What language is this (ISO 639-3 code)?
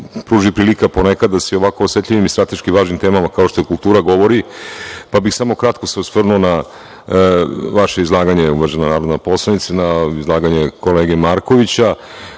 srp